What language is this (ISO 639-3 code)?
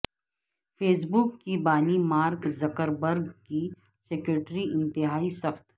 urd